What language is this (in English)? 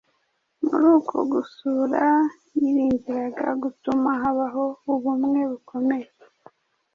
Kinyarwanda